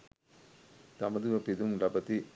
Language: Sinhala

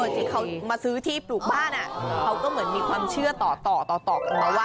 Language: Thai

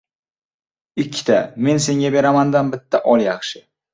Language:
Uzbek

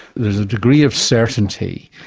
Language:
English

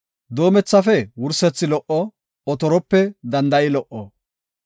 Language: Gofa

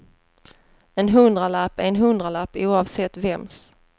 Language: Swedish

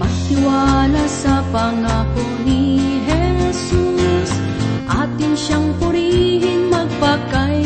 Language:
Filipino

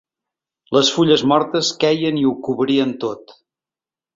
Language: Catalan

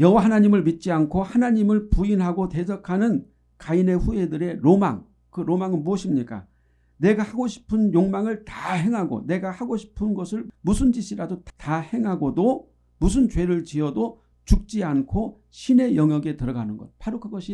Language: Korean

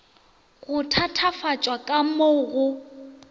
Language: Northern Sotho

